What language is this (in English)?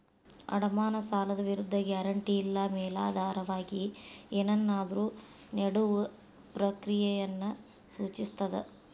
Kannada